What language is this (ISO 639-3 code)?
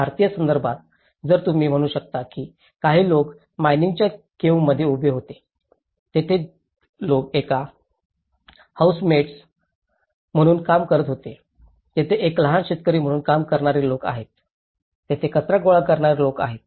mar